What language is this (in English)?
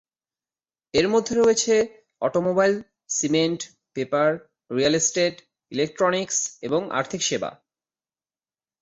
Bangla